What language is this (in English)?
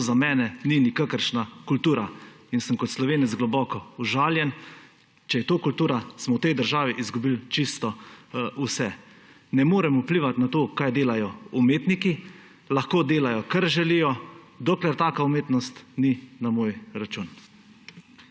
Slovenian